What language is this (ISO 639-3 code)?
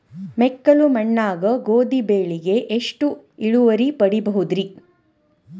kan